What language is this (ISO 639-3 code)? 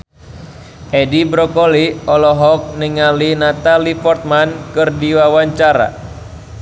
sun